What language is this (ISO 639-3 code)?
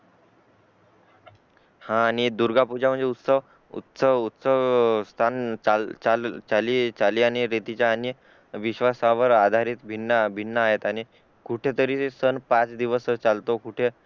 mar